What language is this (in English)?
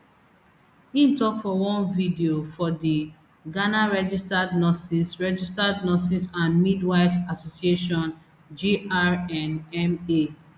Nigerian Pidgin